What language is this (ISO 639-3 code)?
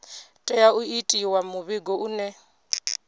ven